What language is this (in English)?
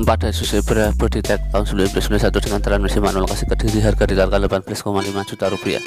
Indonesian